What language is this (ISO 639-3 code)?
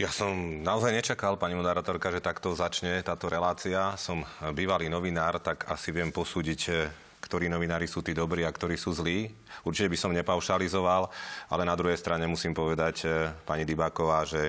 slk